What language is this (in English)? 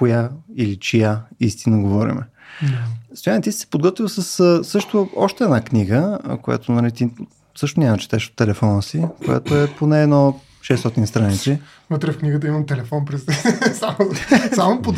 Bulgarian